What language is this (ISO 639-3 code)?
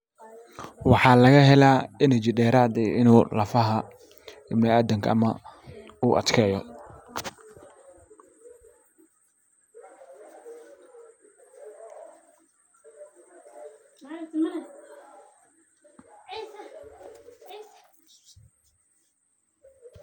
som